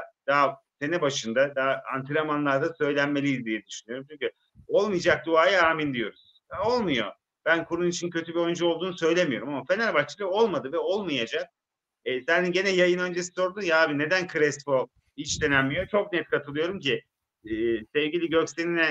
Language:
Turkish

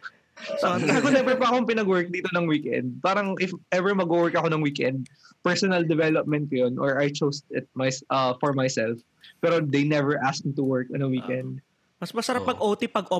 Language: Filipino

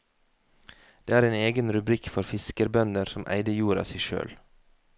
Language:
Norwegian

